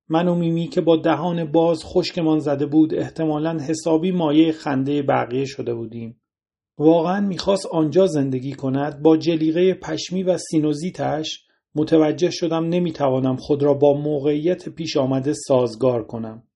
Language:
Persian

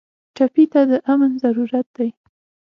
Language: Pashto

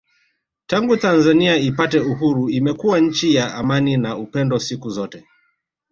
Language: Swahili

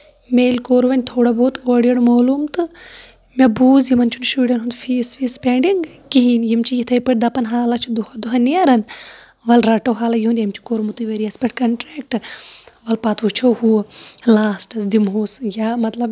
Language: Kashmiri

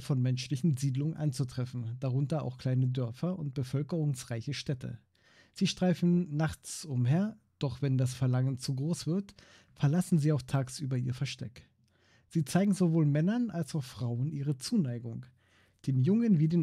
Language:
German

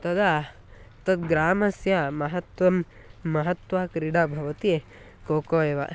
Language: Sanskrit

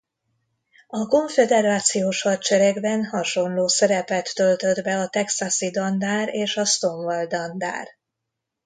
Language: Hungarian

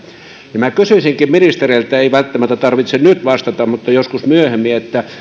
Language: Finnish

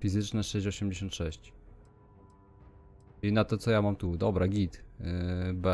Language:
Polish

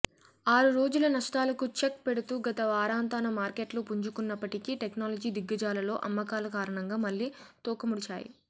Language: Telugu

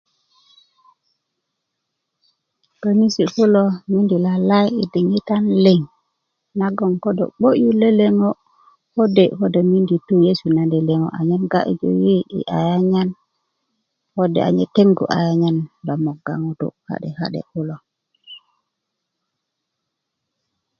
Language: Kuku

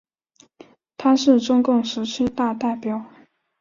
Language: Chinese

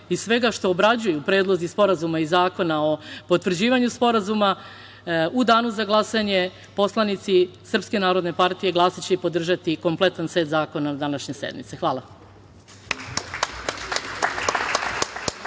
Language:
Serbian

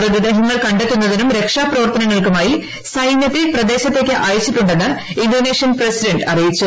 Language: Malayalam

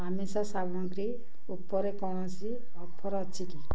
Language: Odia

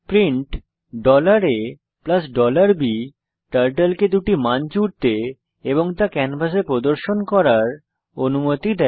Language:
Bangla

